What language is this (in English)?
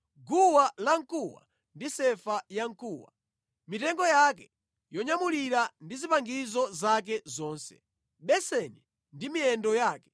Nyanja